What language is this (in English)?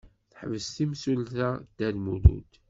Kabyle